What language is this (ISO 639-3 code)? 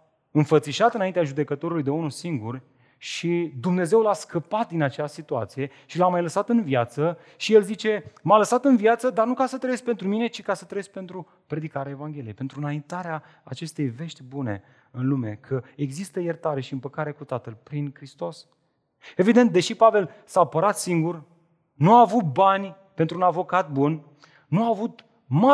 ron